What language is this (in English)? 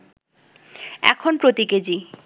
Bangla